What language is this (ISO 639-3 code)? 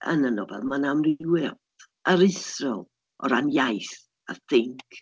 cym